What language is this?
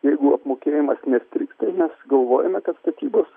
Lithuanian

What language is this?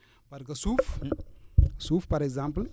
Wolof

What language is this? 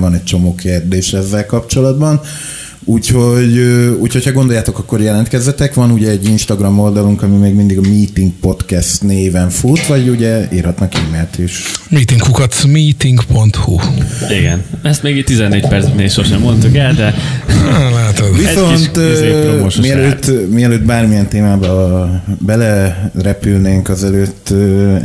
Hungarian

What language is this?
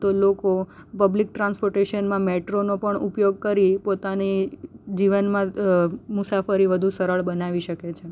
Gujarati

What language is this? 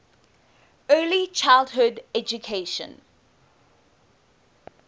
English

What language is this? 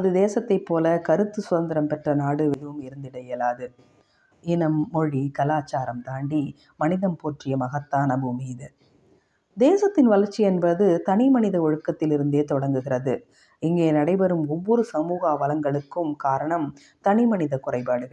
Tamil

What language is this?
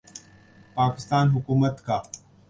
Urdu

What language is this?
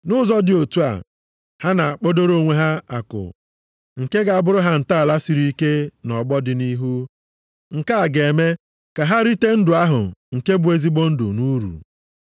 Igbo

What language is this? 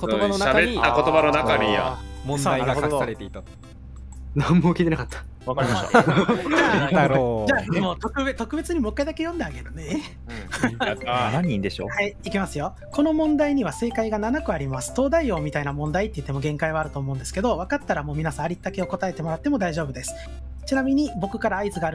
Japanese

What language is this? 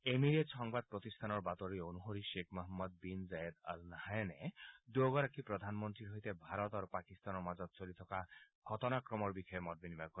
Assamese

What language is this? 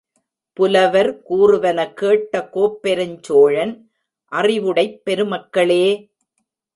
Tamil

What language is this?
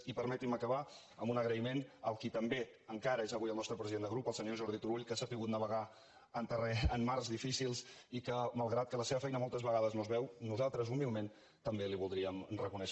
Catalan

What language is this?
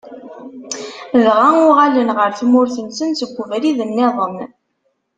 Kabyle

